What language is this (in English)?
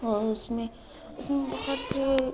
Urdu